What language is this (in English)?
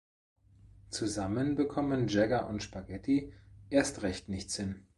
German